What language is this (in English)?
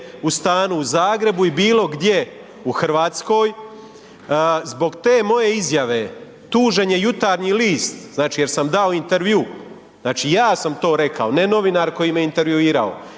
Croatian